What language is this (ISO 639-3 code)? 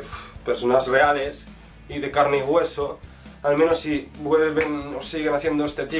spa